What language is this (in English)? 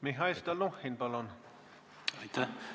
Estonian